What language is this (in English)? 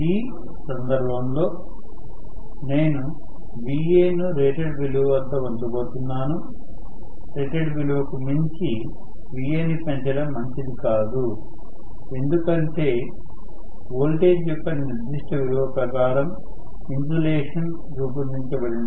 Telugu